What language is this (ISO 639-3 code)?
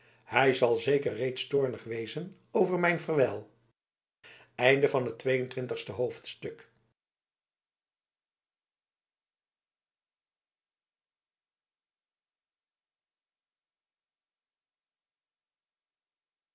nld